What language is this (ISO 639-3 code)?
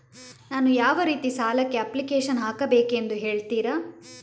kan